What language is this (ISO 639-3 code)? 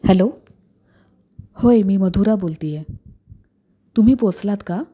mar